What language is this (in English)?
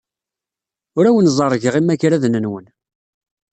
Kabyle